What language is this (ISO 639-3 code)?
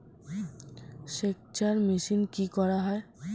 ben